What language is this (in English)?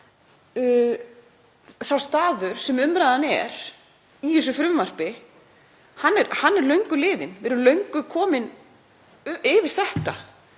Icelandic